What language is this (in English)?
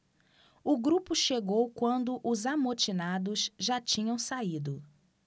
Portuguese